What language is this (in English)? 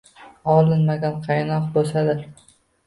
Uzbek